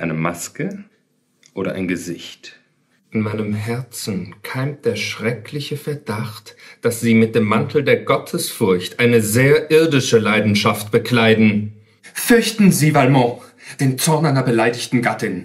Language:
German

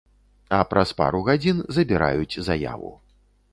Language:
Belarusian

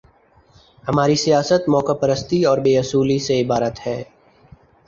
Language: Urdu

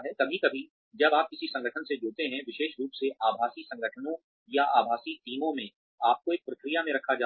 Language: Hindi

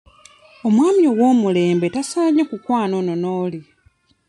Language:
Ganda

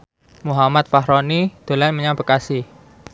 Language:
Javanese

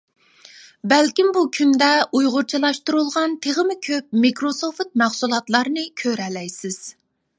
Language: Uyghur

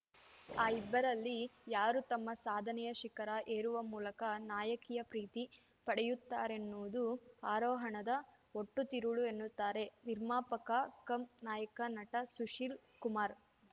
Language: Kannada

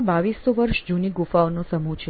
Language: Gujarati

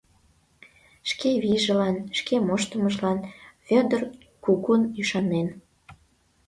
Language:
Mari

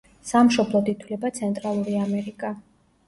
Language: Georgian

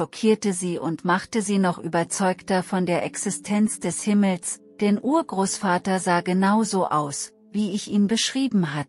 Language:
German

